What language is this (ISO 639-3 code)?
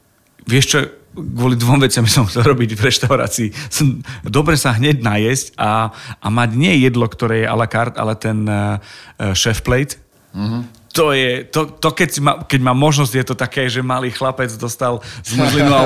slk